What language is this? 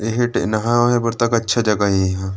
Chhattisgarhi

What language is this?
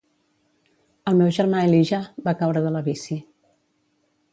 Catalan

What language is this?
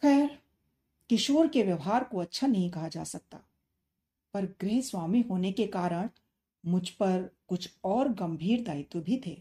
Hindi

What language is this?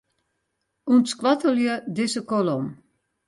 Western Frisian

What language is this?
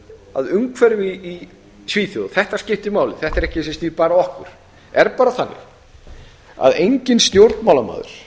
Icelandic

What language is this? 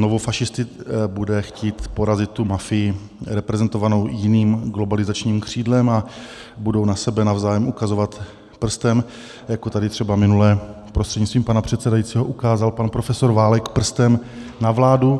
Czech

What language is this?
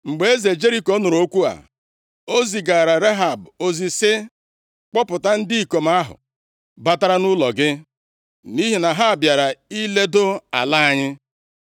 Igbo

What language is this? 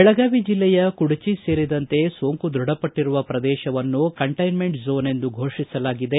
Kannada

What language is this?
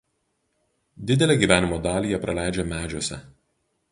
Lithuanian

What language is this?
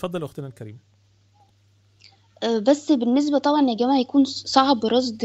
Arabic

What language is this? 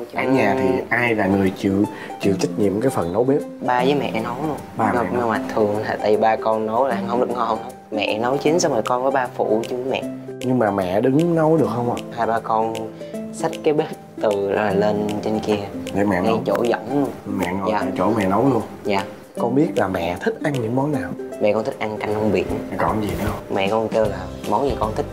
Vietnamese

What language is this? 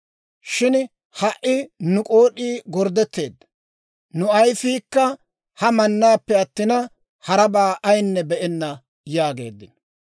Dawro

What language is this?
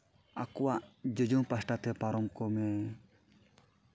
Santali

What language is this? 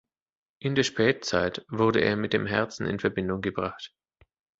German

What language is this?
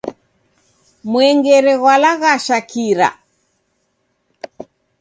Taita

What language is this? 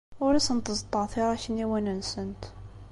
Kabyle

